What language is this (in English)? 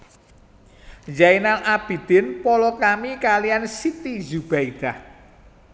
Javanese